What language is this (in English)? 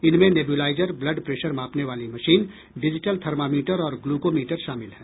Hindi